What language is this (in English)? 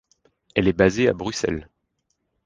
French